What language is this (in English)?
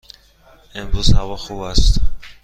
Persian